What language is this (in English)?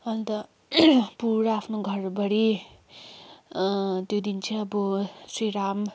Nepali